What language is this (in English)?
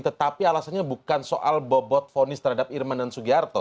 Indonesian